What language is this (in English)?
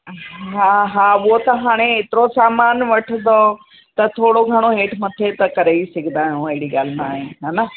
Sindhi